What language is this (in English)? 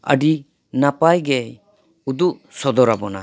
Santali